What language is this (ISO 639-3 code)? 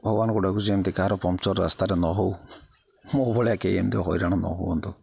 ori